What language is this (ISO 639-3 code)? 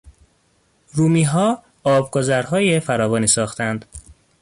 fas